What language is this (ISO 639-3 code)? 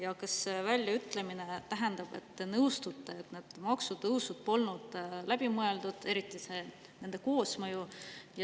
est